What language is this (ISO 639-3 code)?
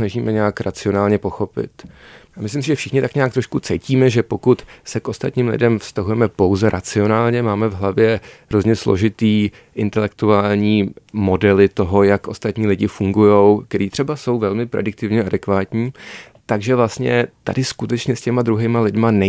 ces